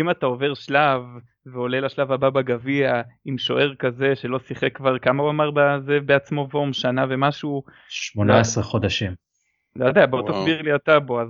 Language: Hebrew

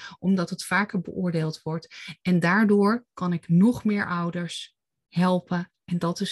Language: Dutch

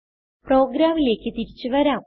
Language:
Malayalam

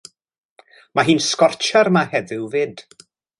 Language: Welsh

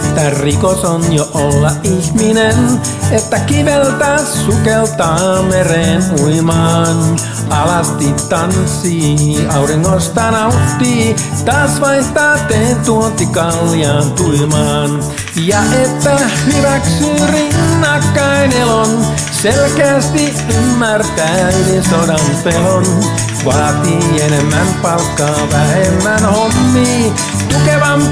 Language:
Finnish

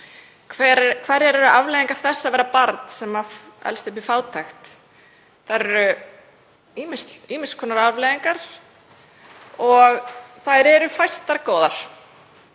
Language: Icelandic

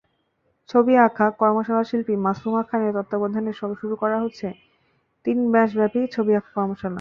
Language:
Bangla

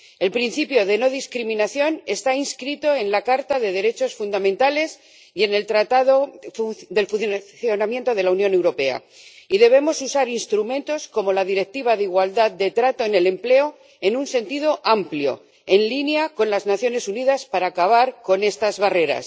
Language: Spanish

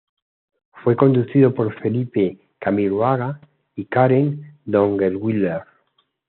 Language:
Spanish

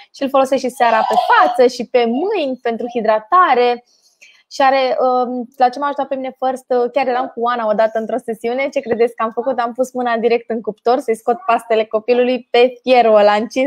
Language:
Romanian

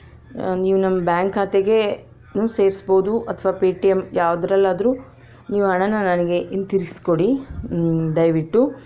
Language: Kannada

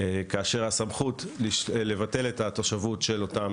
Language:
Hebrew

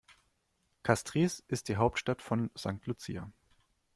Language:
German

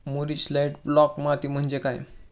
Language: Marathi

